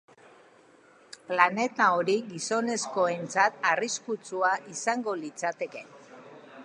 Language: Basque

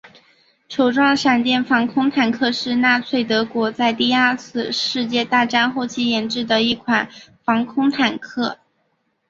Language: Chinese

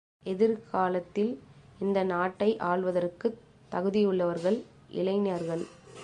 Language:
Tamil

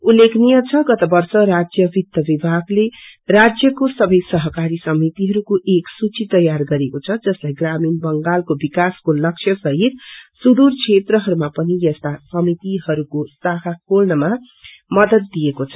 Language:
Nepali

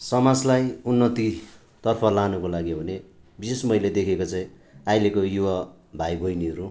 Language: Nepali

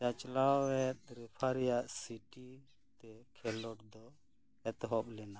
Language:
Santali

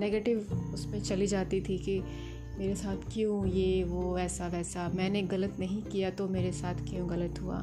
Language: Hindi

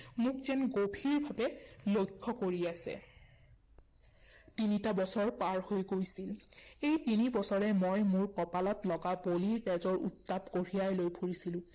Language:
Assamese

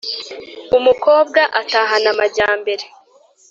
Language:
Kinyarwanda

